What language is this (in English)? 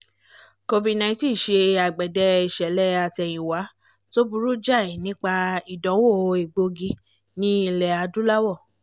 Yoruba